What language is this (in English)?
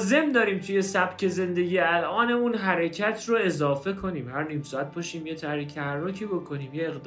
Persian